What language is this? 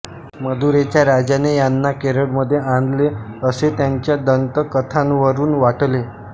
Marathi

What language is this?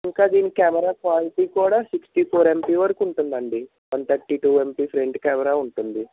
Telugu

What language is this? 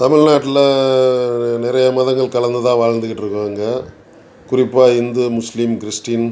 Tamil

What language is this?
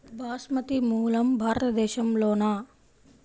Telugu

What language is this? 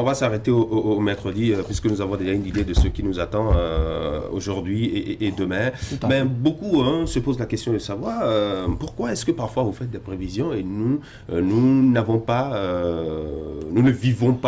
French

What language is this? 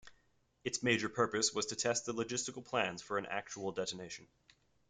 English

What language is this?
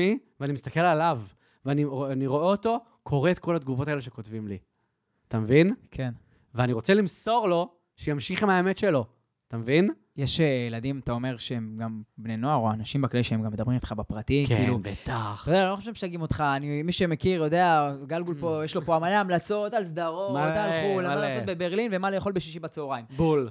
Hebrew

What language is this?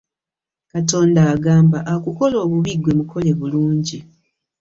Ganda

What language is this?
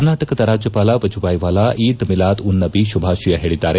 Kannada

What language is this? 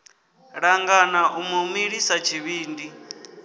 Venda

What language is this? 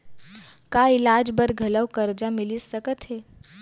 Chhattisgarhi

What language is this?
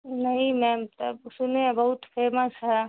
Urdu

